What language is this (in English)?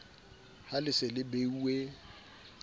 Southern Sotho